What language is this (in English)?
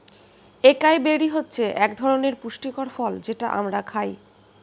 Bangla